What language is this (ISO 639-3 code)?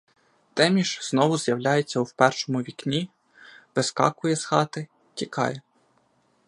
ukr